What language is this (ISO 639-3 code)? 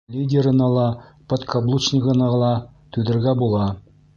bak